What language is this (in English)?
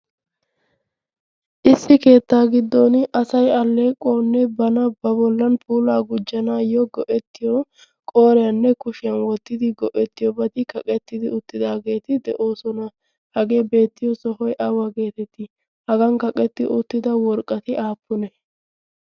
Wolaytta